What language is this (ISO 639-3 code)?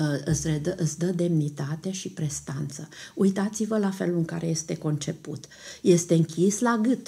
ron